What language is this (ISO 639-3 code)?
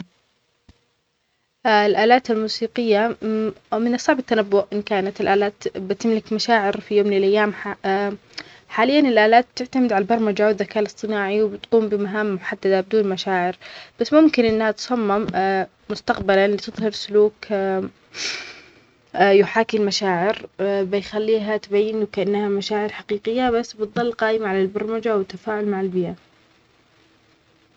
acx